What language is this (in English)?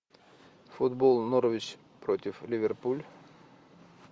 Russian